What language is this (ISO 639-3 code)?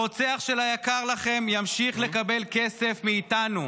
heb